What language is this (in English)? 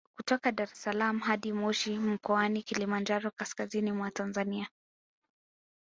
Swahili